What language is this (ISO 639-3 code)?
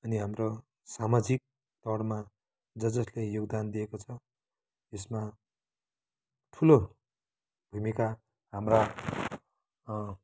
nep